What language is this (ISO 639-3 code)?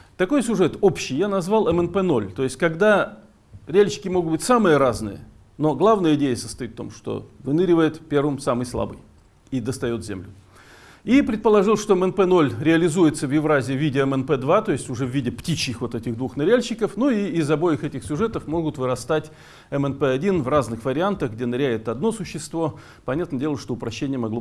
rus